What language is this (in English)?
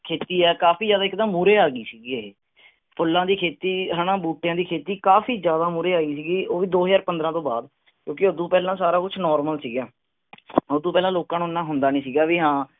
Punjabi